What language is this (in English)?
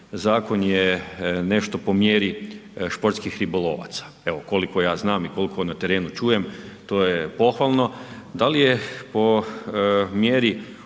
Croatian